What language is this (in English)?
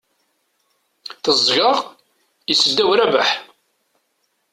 Kabyle